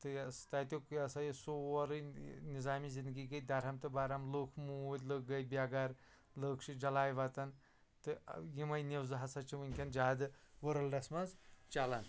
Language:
Kashmiri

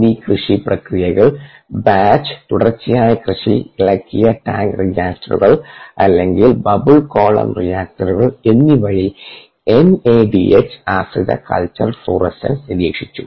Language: Malayalam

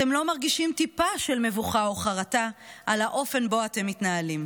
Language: Hebrew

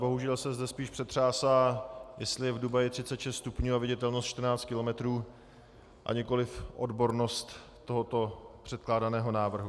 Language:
Czech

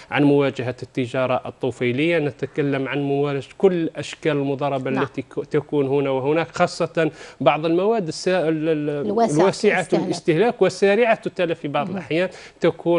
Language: Arabic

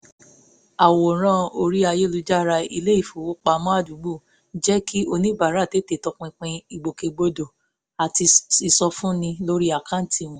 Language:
Yoruba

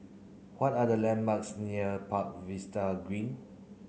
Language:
English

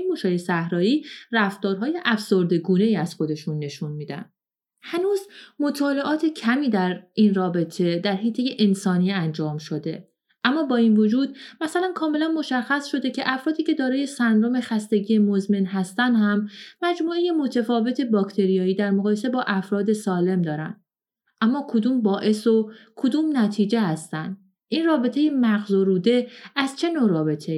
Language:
Persian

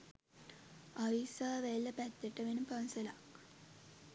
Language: Sinhala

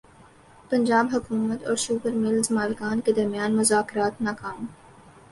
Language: Urdu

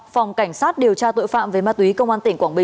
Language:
Vietnamese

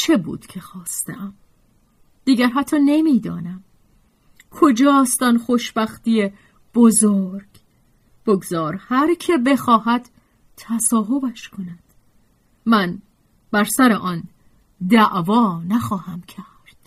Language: Persian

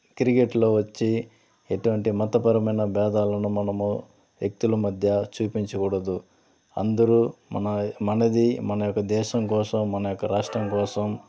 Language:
Telugu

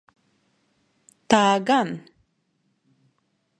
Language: Latvian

